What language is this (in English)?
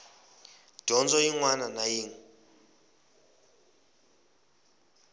Tsonga